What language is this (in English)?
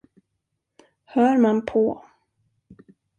Swedish